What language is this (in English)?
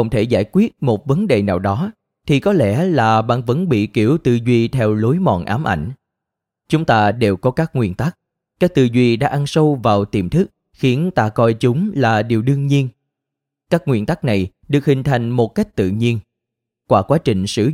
Vietnamese